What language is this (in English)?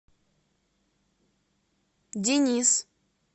Russian